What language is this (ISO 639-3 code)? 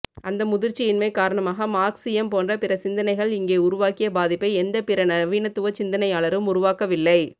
tam